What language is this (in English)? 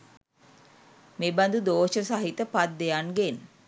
Sinhala